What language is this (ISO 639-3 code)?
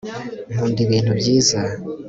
kin